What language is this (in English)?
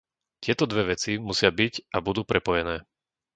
Slovak